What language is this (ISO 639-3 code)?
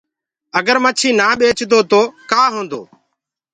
ggg